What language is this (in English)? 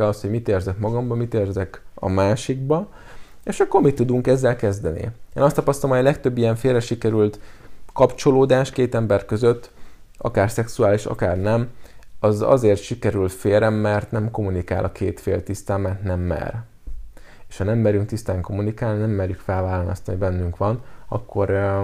Hungarian